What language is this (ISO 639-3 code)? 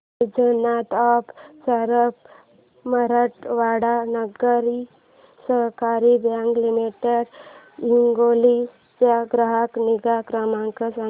mar